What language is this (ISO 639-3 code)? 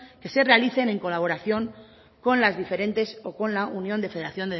spa